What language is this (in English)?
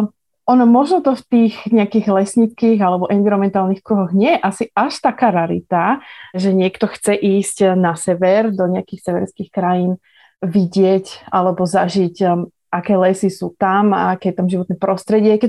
Slovak